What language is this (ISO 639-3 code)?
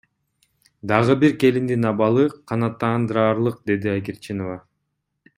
kir